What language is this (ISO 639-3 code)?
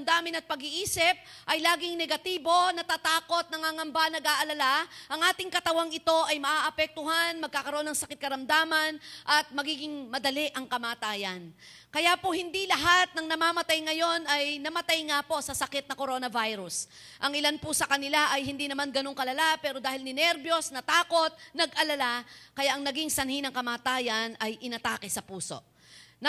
fil